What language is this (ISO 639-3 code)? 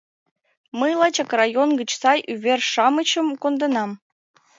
chm